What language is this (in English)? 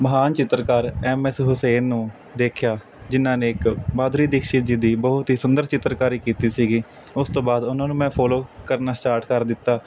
Punjabi